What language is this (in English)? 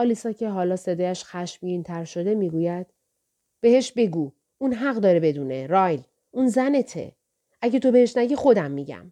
Persian